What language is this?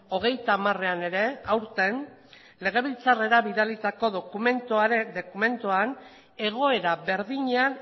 Basque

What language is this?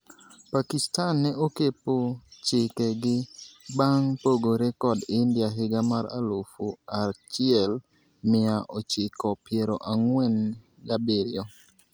Luo (Kenya and Tanzania)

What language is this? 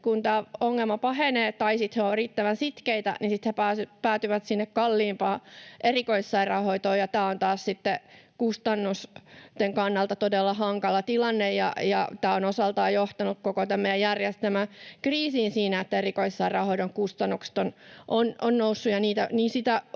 Finnish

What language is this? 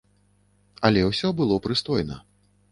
Belarusian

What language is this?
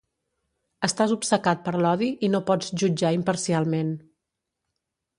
Catalan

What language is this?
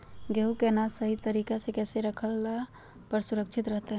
Magahi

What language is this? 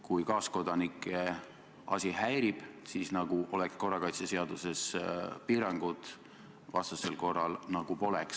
Estonian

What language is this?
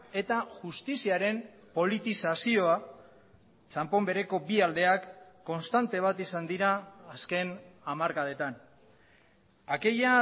Basque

